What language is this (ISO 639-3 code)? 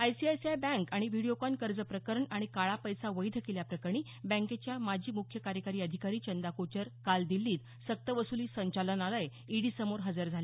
mar